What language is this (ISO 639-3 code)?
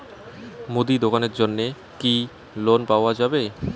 ben